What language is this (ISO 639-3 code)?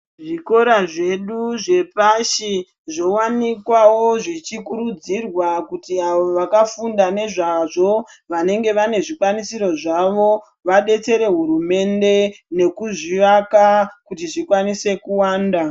ndc